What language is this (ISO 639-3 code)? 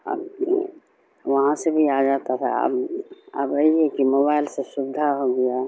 urd